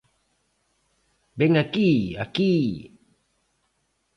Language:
Galician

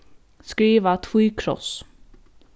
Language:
Faroese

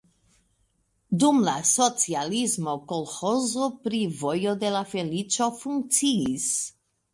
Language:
Esperanto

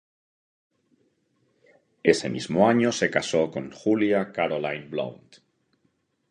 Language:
Spanish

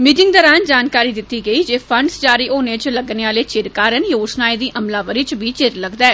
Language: Dogri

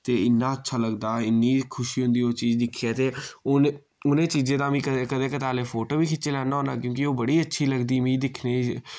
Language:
Dogri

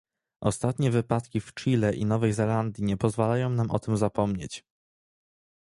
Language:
Polish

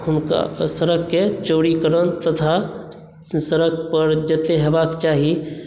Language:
Maithili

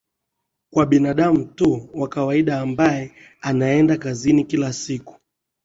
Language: Swahili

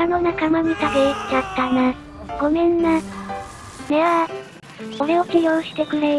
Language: Japanese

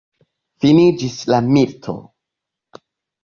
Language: Esperanto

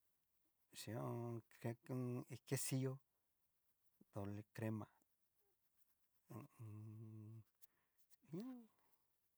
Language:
Cacaloxtepec Mixtec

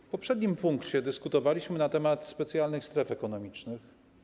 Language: Polish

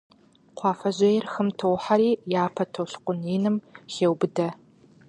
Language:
Kabardian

